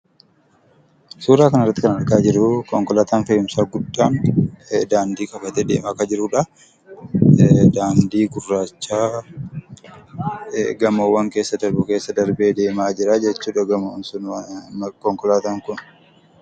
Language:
Oromo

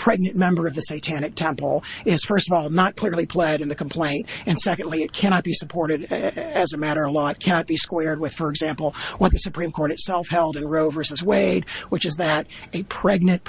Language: English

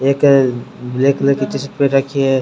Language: Rajasthani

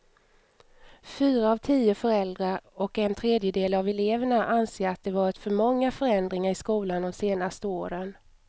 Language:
Swedish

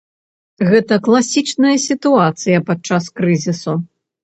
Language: Belarusian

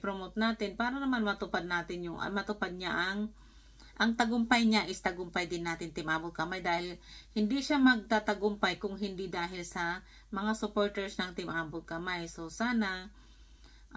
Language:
Filipino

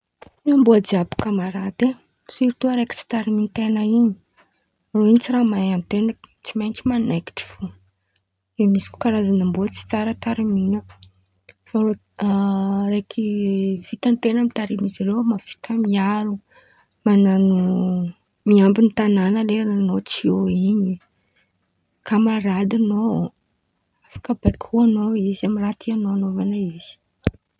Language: Antankarana Malagasy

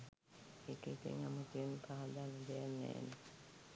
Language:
Sinhala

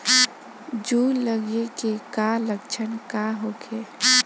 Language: Bhojpuri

